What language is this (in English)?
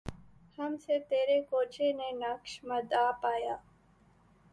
Urdu